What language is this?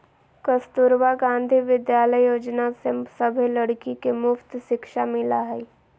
Magahi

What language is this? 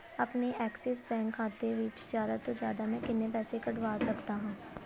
Punjabi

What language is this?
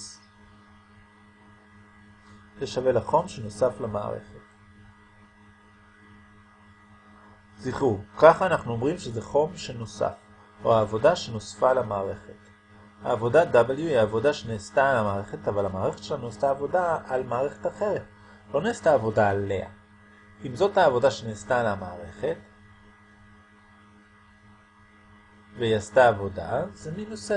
Hebrew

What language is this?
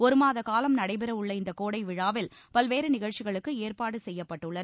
Tamil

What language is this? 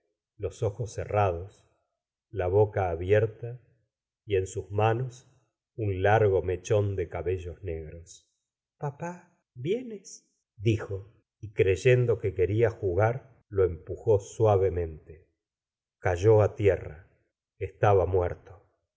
Spanish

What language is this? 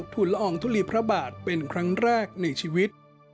Thai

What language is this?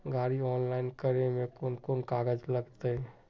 Magahi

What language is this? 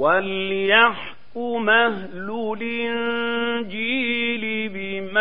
Arabic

